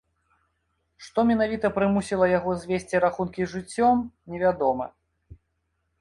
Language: Belarusian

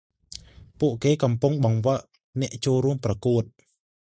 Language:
Khmer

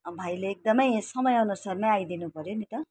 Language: Nepali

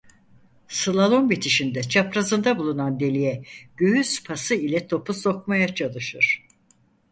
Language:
Turkish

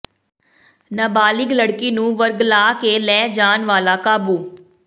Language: Punjabi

